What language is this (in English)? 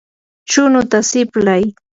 Yanahuanca Pasco Quechua